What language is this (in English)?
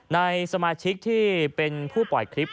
Thai